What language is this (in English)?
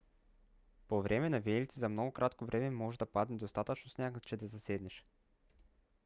Bulgarian